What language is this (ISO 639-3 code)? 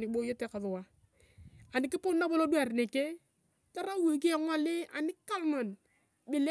tuv